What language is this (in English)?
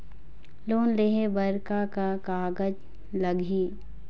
Chhattisgarhi